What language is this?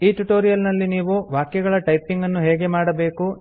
Kannada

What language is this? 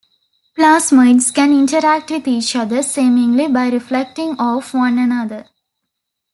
English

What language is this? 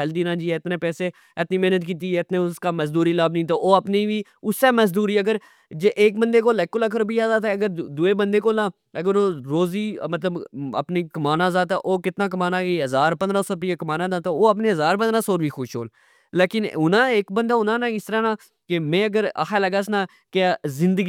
Pahari-Potwari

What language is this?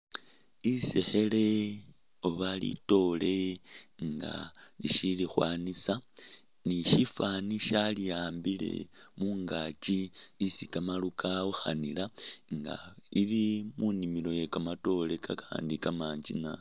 Masaaba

